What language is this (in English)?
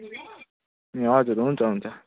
Nepali